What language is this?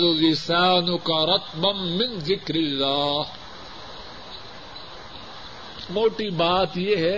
Urdu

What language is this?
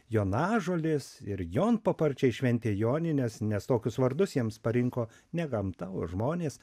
Lithuanian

